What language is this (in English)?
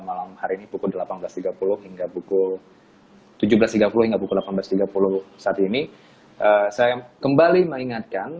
Indonesian